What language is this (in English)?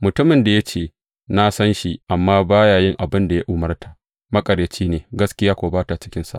Hausa